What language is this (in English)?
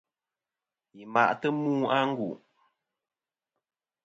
Kom